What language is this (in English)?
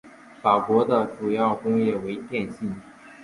Chinese